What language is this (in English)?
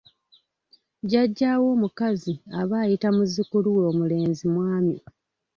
Ganda